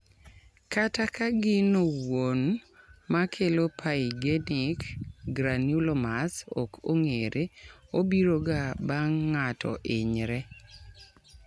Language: Luo (Kenya and Tanzania)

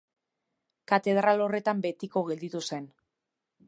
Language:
Basque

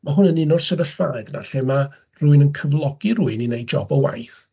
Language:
Welsh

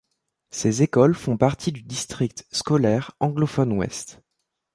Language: French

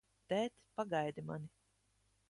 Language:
Latvian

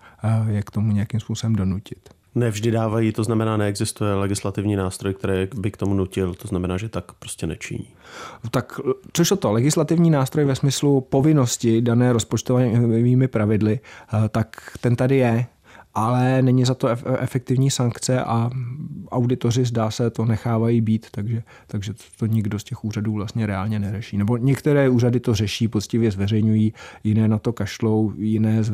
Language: Czech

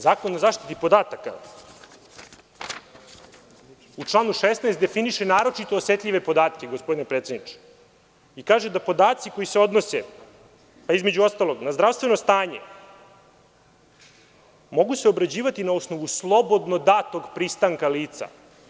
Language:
Serbian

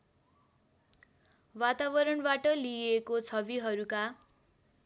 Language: Nepali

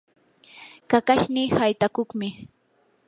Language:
Yanahuanca Pasco Quechua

